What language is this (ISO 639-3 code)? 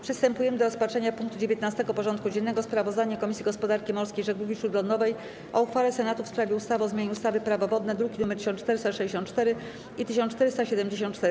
pol